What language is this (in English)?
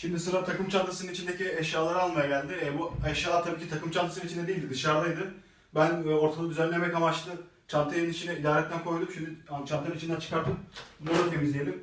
Turkish